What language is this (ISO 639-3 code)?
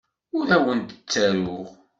kab